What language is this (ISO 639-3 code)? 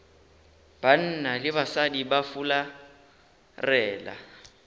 nso